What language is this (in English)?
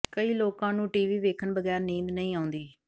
Punjabi